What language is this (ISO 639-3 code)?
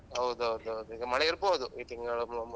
kan